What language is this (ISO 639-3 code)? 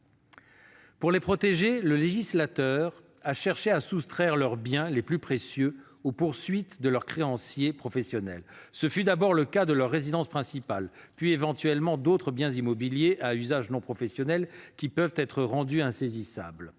fra